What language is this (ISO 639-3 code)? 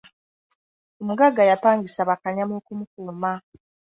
lug